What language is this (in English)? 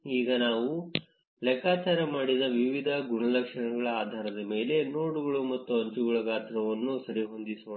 Kannada